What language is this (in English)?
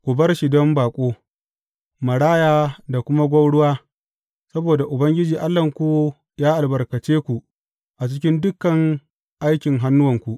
Hausa